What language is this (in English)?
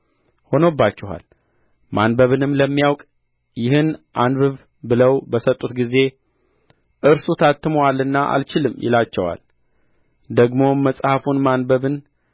Amharic